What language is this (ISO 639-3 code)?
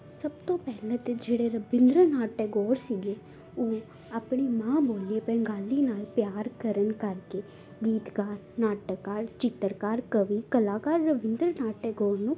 pan